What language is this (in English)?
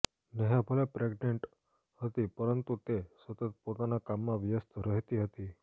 Gujarati